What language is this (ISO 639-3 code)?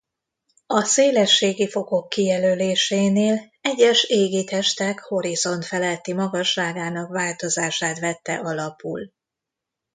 hun